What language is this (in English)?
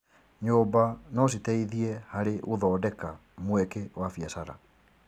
Kikuyu